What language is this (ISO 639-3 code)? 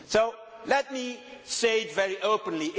eng